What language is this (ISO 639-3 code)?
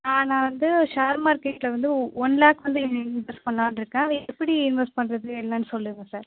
tam